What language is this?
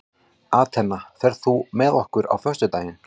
Icelandic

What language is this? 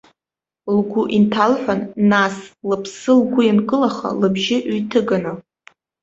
Abkhazian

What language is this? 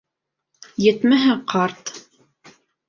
Bashkir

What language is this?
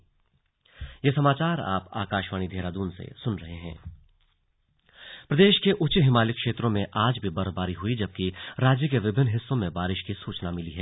Hindi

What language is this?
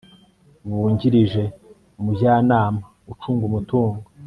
Kinyarwanda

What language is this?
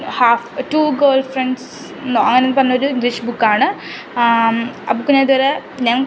Malayalam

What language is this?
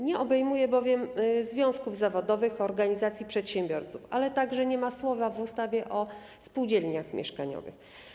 Polish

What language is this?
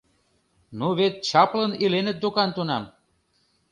Mari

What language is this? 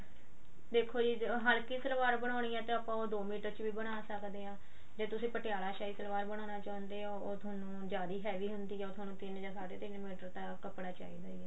Punjabi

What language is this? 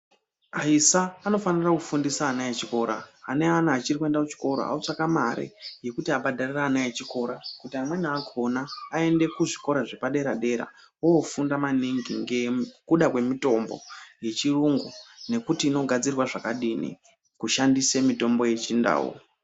Ndau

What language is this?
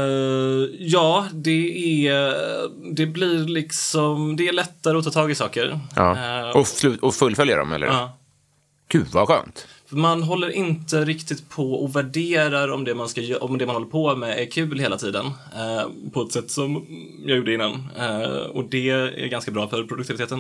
Swedish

